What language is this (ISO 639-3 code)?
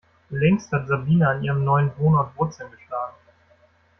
deu